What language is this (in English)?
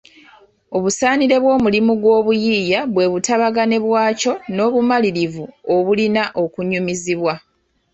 Ganda